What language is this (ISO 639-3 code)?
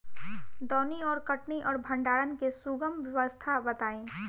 bho